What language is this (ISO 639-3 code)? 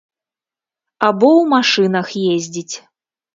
bel